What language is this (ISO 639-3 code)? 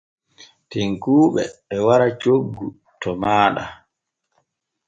fue